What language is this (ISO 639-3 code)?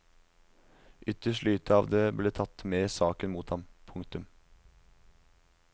nor